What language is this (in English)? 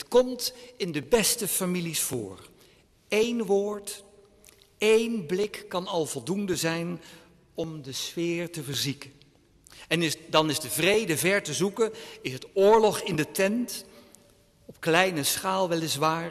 Dutch